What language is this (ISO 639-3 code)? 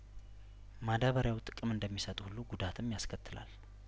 amh